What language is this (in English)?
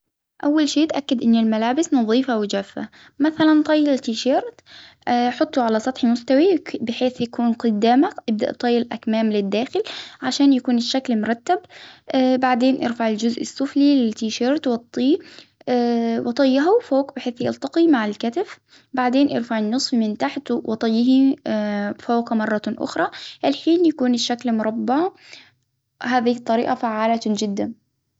Hijazi Arabic